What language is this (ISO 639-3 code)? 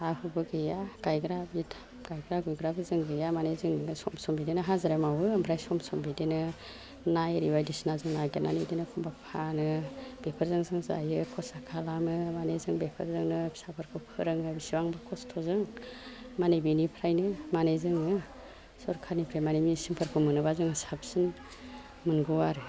brx